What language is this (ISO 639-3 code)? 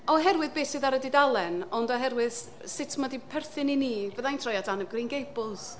cym